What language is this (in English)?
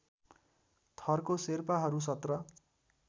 Nepali